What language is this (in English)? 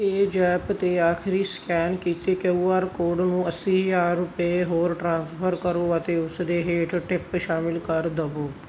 Punjabi